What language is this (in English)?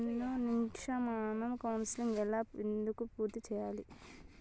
Telugu